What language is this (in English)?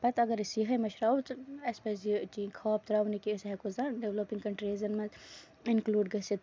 Kashmiri